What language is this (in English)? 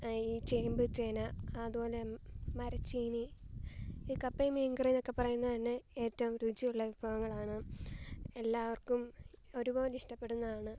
Malayalam